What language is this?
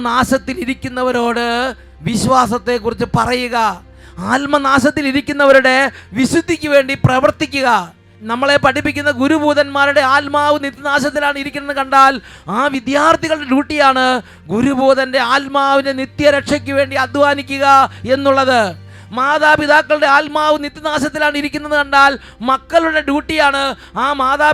Malayalam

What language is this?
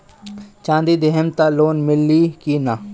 Bhojpuri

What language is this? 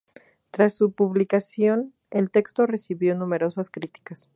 Spanish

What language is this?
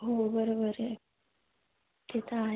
Marathi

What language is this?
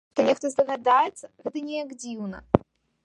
Belarusian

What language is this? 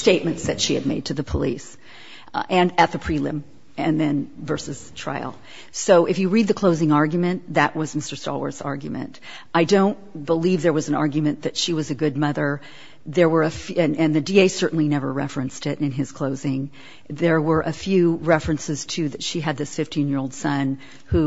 English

